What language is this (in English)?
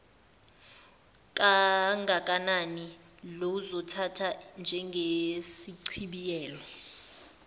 Zulu